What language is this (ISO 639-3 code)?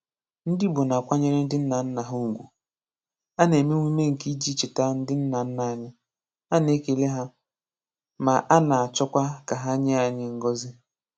ibo